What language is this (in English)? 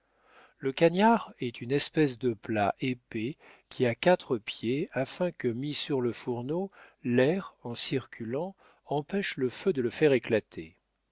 French